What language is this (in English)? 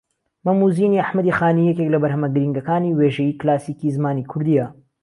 Central Kurdish